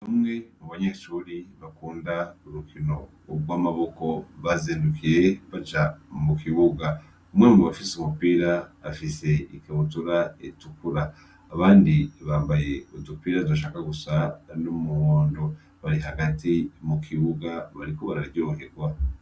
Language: Rundi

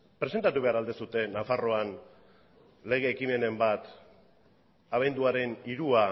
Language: Basque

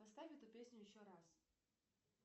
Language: Russian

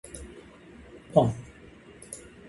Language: Min Nan Chinese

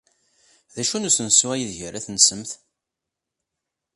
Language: Kabyle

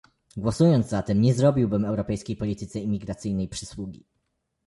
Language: Polish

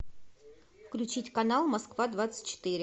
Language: Russian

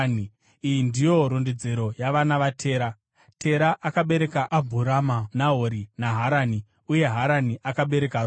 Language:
Shona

